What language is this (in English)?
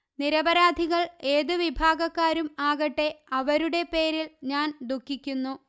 Malayalam